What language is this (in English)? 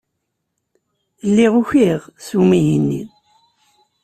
Kabyle